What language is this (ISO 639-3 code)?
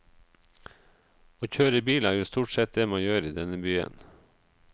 nor